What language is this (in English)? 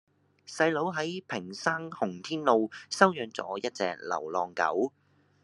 Cantonese